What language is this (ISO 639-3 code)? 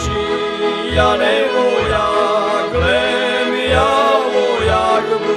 slk